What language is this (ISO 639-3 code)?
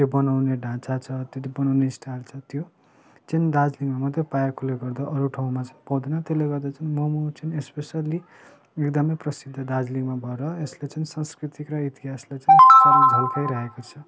nep